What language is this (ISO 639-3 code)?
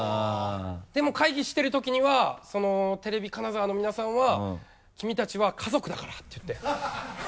jpn